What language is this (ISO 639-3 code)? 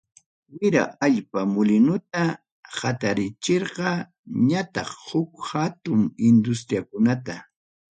quy